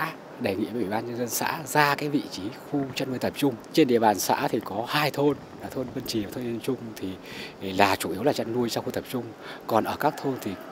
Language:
Vietnamese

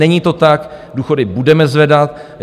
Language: Czech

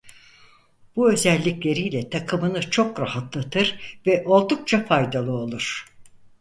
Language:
Turkish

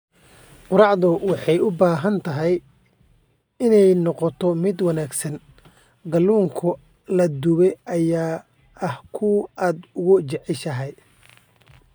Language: Somali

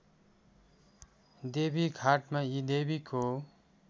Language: Nepali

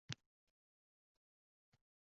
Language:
Uzbek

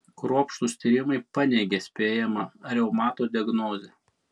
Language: Lithuanian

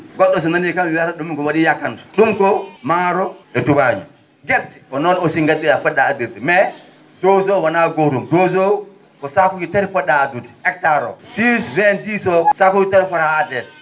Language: Fula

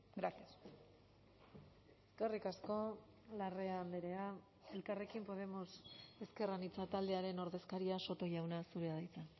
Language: Basque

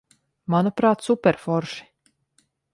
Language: Latvian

